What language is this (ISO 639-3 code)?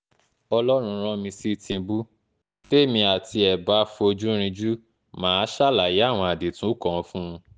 yor